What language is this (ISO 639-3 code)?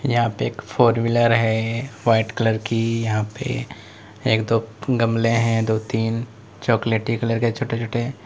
hin